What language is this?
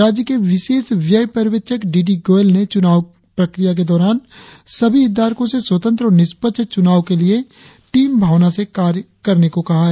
Hindi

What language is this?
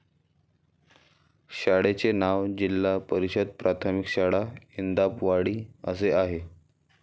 Marathi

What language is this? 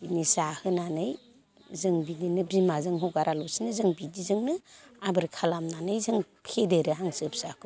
Bodo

